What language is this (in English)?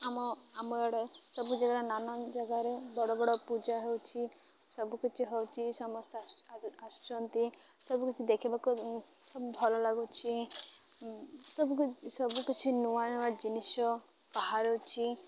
Odia